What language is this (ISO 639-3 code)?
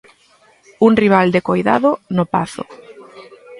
glg